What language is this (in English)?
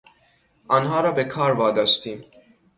Persian